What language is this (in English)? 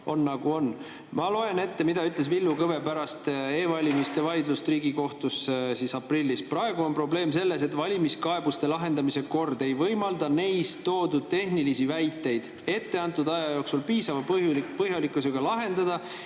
Estonian